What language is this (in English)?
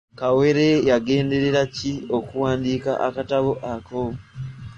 Ganda